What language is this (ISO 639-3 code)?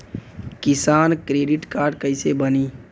bho